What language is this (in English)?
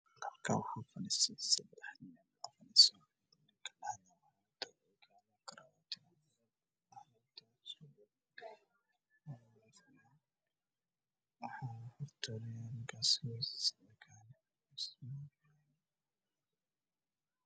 Somali